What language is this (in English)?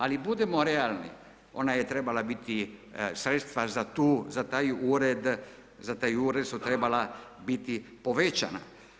Croatian